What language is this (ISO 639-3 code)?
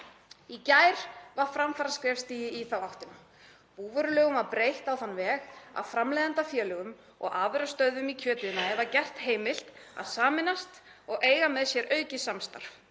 isl